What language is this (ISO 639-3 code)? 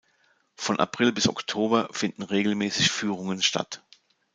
deu